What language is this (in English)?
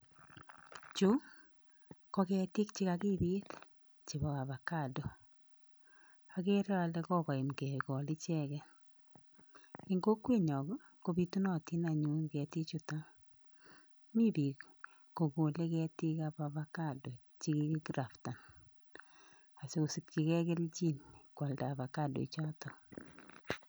Kalenjin